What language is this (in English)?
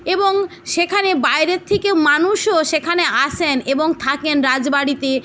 Bangla